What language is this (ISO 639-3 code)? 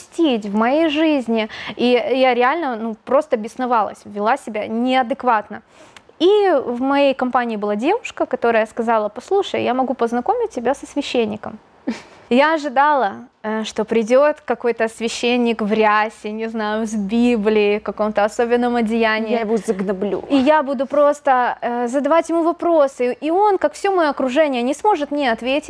rus